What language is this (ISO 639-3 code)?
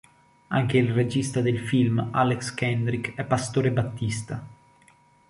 ita